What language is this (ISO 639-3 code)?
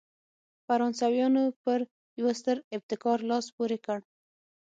pus